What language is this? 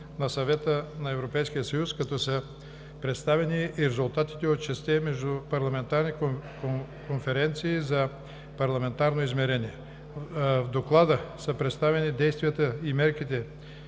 Bulgarian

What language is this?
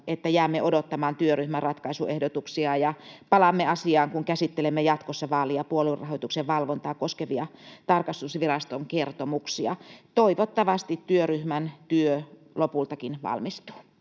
Finnish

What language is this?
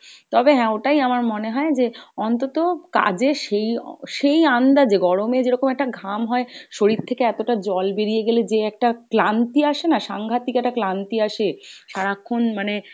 Bangla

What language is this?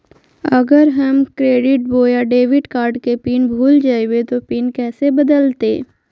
Magahi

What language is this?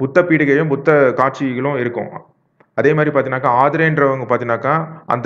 Tamil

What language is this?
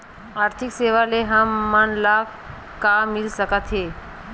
Chhattisgarhi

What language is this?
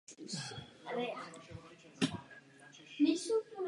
Czech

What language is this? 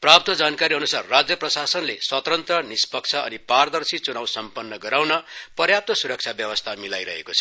Nepali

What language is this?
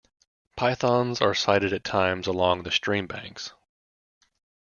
English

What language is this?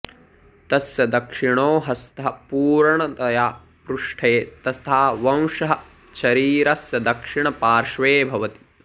Sanskrit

